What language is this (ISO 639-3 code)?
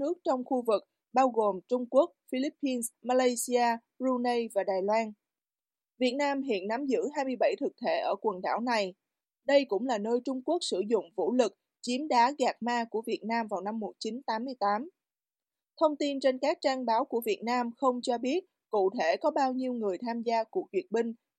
vie